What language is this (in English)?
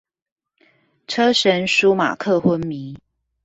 Chinese